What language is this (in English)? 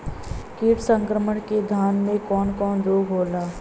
Bhojpuri